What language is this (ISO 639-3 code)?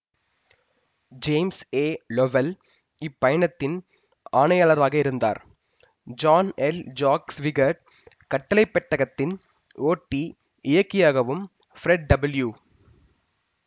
tam